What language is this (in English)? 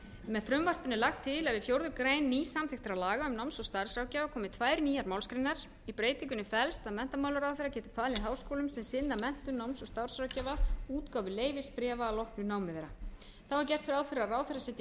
Icelandic